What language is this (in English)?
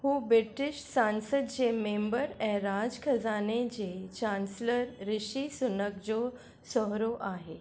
Sindhi